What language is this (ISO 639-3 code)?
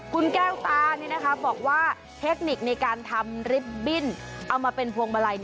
tha